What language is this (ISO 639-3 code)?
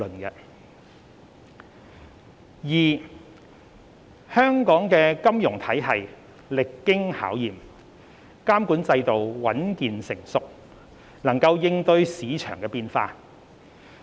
yue